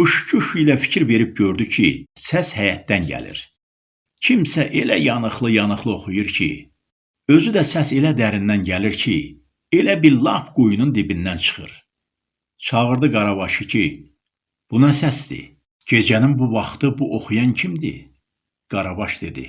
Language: Turkish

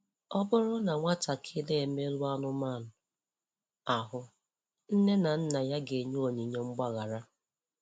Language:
Igbo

